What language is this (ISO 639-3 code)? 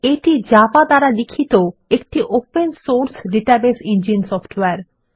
ben